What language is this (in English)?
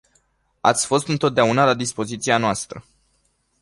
Romanian